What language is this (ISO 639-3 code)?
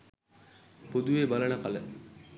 sin